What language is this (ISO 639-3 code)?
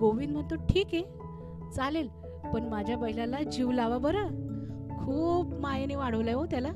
mar